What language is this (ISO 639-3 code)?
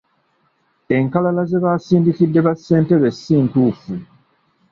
lug